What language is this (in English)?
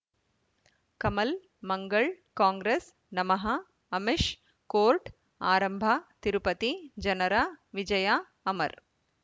Kannada